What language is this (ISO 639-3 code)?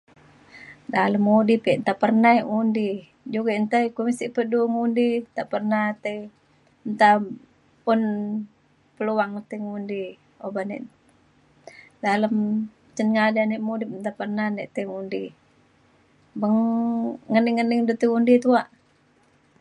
xkl